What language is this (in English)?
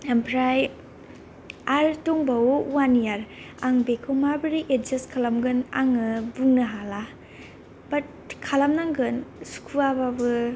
Bodo